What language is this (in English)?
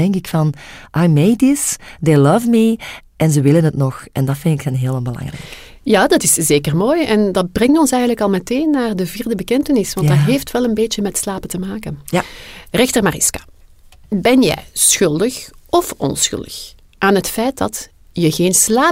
Dutch